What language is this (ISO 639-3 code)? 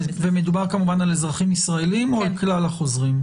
heb